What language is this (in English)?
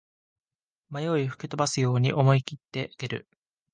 Japanese